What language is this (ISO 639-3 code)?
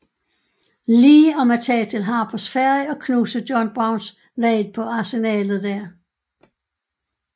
dan